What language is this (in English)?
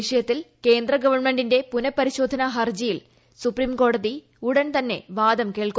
Malayalam